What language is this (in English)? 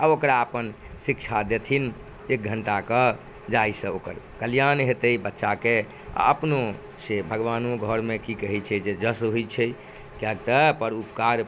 Maithili